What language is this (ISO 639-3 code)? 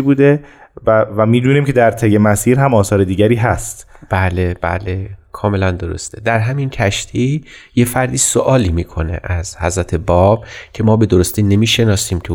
fas